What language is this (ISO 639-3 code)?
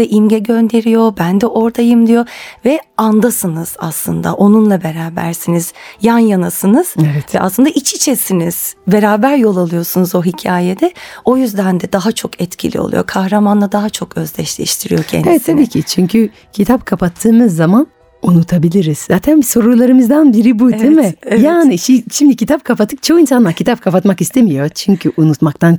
tur